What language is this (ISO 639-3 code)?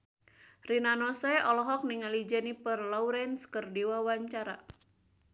sun